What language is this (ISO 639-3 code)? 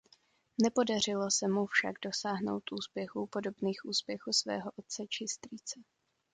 ces